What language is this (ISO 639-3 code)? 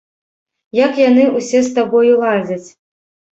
bel